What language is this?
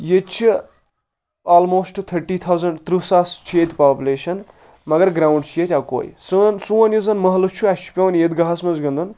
Kashmiri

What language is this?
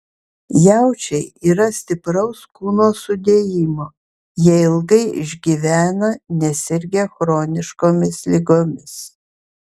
Lithuanian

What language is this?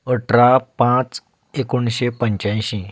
Konkani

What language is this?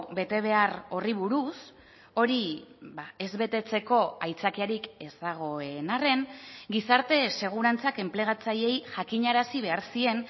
Basque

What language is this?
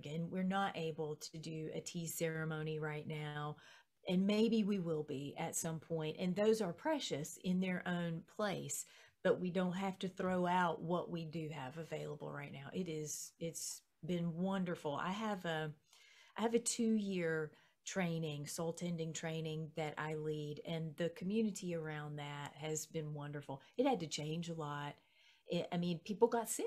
English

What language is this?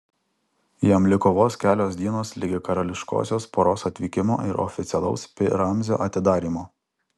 Lithuanian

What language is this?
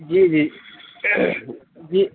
Urdu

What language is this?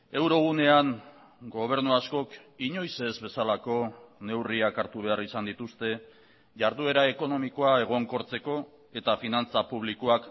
Basque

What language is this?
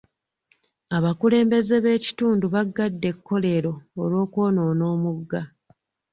Ganda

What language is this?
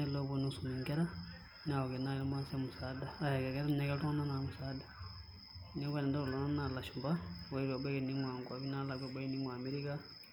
Masai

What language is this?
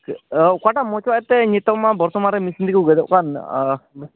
Santali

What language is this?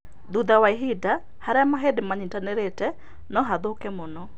Kikuyu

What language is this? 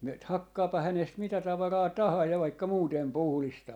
Finnish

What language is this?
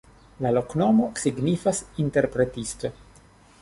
Esperanto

